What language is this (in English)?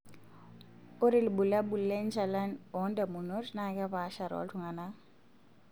Masai